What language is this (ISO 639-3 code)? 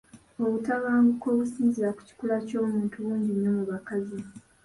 lug